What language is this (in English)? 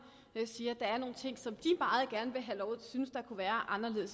Danish